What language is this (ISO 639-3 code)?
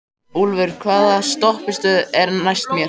isl